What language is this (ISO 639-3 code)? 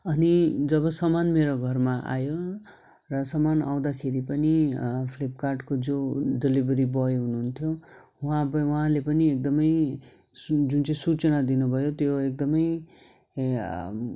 nep